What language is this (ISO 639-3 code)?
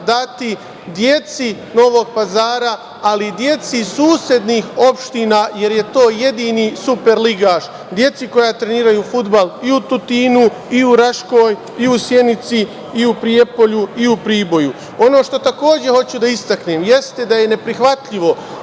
srp